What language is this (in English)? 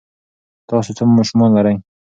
Pashto